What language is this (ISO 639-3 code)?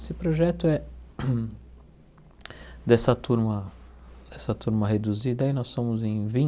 por